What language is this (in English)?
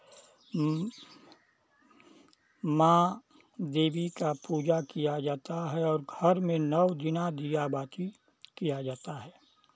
Hindi